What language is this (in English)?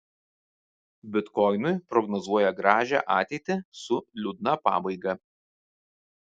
Lithuanian